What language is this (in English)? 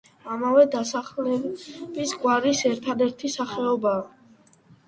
Georgian